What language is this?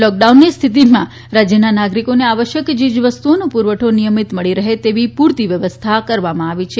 Gujarati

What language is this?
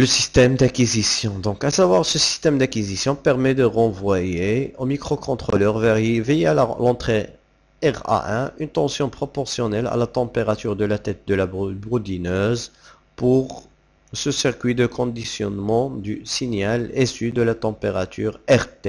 French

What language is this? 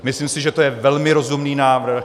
Czech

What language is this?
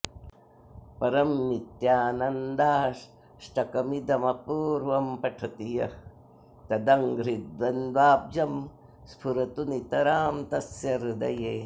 Sanskrit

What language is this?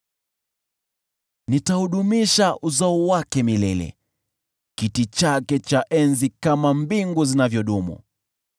Swahili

